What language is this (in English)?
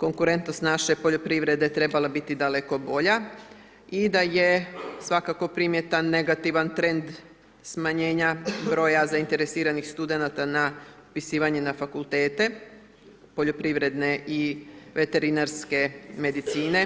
Croatian